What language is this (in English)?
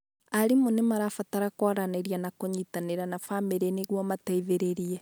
Kikuyu